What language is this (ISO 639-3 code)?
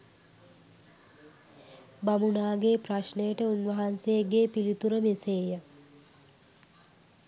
sin